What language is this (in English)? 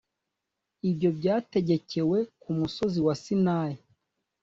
Kinyarwanda